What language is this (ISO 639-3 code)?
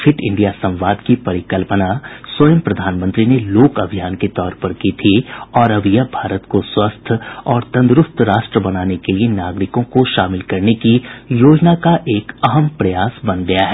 hin